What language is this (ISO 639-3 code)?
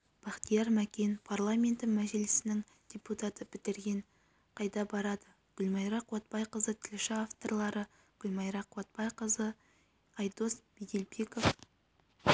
kaz